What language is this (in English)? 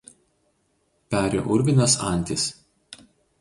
Lithuanian